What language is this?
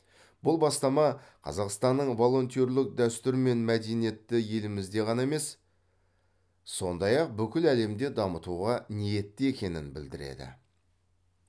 Kazakh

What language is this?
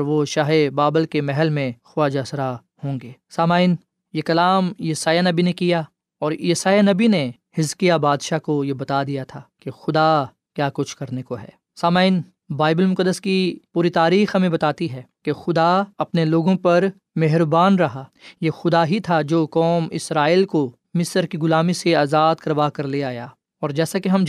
Urdu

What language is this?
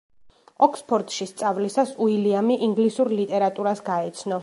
Georgian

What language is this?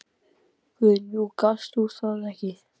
Icelandic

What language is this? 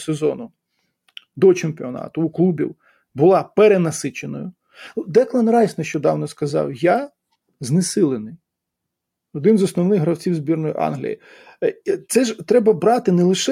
Ukrainian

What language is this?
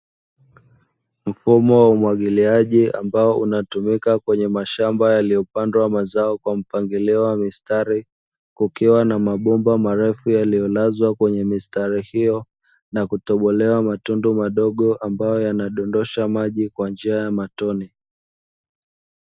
Swahili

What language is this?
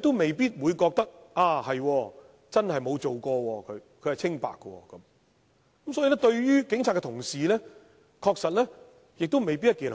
Cantonese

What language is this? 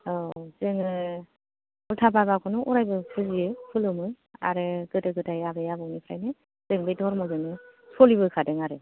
Bodo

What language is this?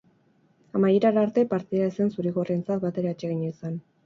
Basque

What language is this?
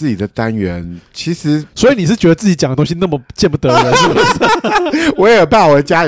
Chinese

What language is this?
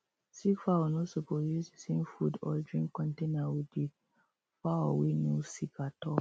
Nigerian Pidgin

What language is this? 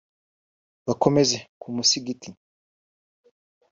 Kinyarwanda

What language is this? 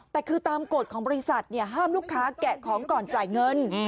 Thai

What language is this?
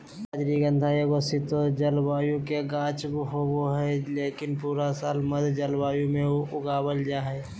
Magahi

